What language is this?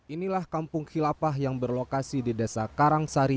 Indonesian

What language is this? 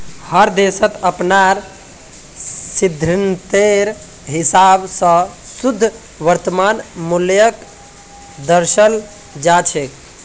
Magahi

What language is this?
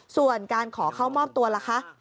Thai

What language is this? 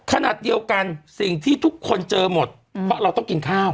Thai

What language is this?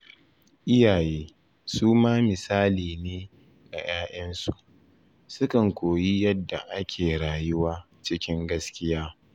Hausa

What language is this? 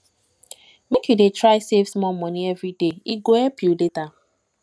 Nigerian Pidgin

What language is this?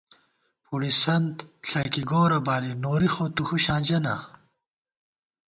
Gawar-Bati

